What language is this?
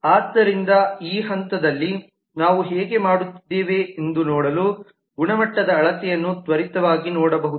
Kannada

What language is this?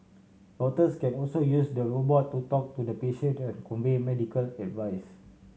English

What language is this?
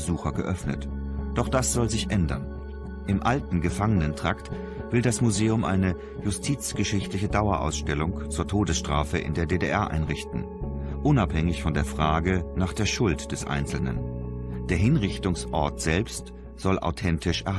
German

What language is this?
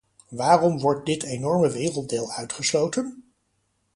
Dutch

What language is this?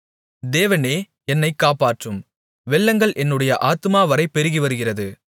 Tamil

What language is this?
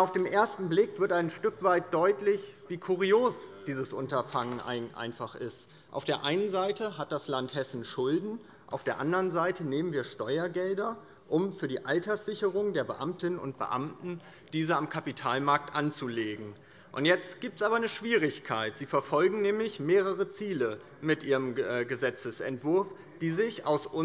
German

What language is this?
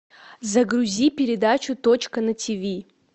Russian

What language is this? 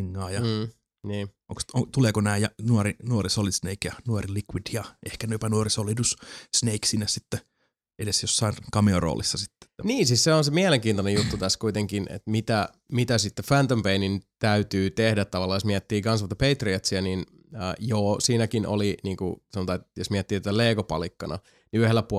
Finnish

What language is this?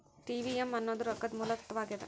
Kannada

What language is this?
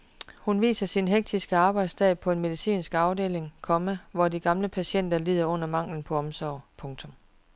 Danish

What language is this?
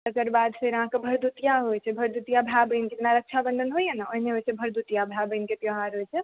Maithili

